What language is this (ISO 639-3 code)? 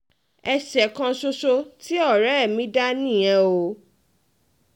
yor